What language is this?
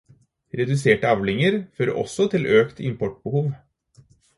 Norwegian Bokmål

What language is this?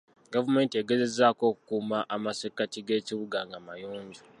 Ganda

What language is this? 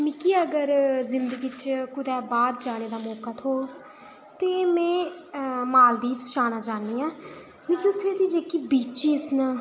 Dogri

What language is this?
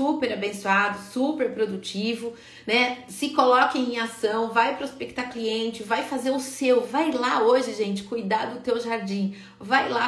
Portuguese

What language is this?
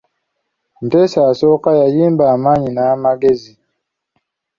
Ganda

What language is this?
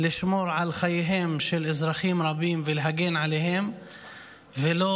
Hebrew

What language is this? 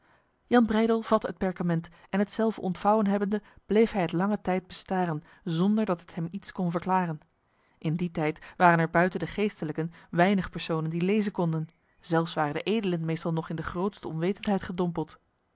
Dutch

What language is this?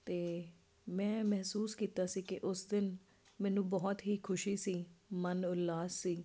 Punjabi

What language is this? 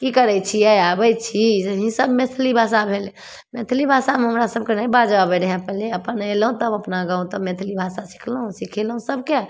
Maithili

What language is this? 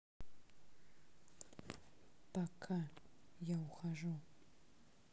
Russian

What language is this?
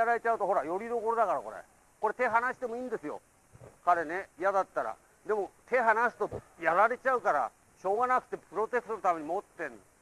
Japanese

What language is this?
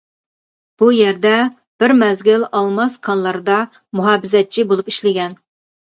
Uyghur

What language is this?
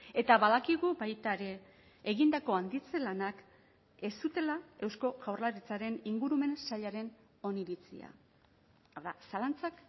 Basque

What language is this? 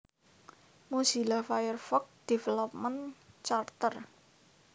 Javanese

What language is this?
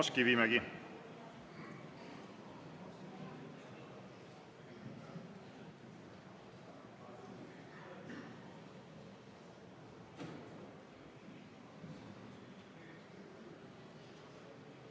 Estonian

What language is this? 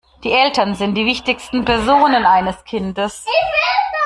German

